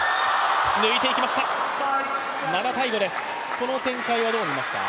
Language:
Japanese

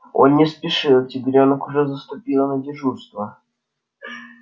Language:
Russian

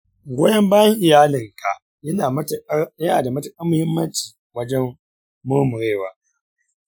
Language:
Hausa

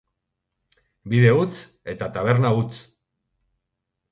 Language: Basque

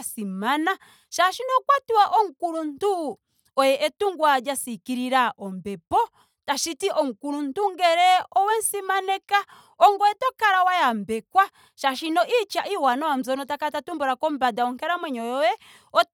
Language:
Ndonga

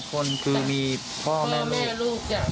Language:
Thai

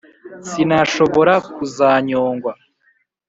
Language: Kinyarwanda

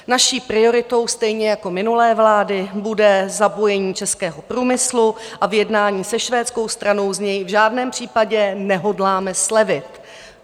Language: Czech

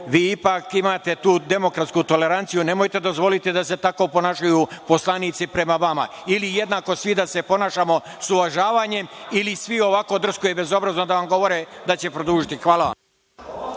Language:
Serbian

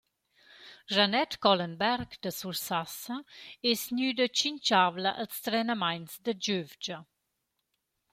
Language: Romansh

